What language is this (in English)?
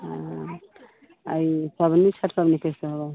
Maithili